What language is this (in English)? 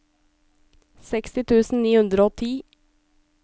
Norwegian